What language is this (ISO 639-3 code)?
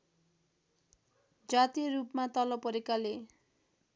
nep